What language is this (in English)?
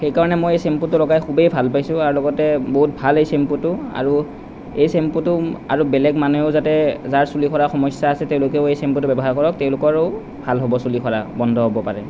Assamese